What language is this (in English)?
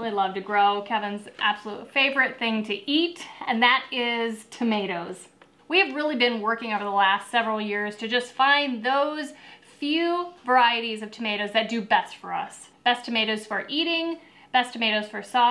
English